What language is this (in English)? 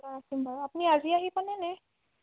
Assamese